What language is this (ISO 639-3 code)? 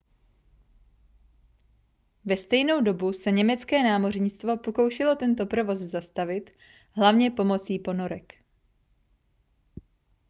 ces